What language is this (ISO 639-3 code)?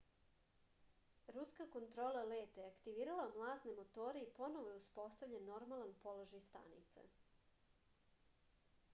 srp